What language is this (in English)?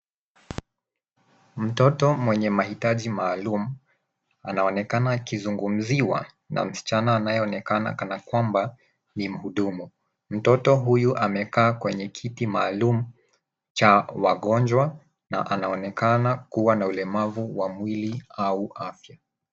Swahili